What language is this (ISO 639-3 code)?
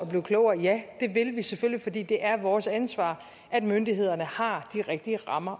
dan